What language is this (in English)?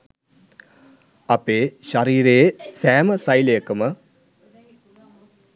Sinhala